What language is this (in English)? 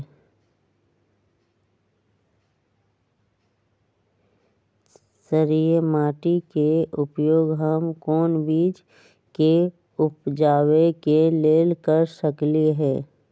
Magahi